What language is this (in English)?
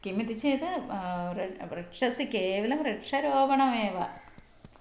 Sanskrit